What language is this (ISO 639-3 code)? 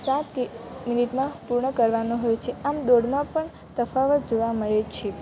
guj